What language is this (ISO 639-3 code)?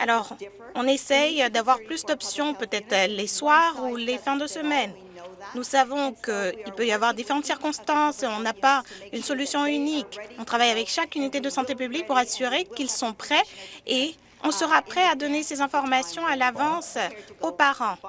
fra